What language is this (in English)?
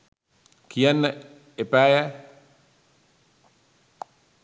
Sinhala